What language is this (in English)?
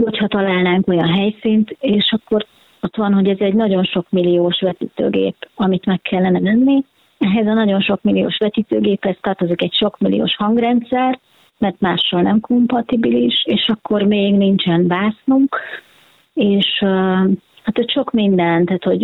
Hungarian